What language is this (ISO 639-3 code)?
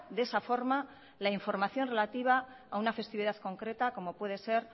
spa